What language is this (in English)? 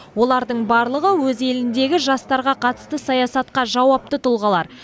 Kazakh